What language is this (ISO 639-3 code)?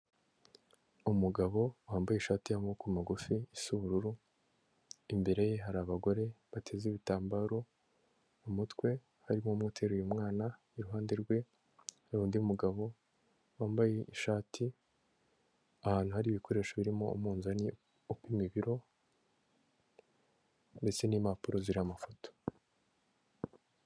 kin